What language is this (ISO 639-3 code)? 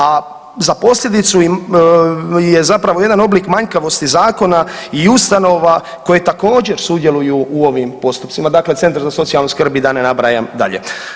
hrv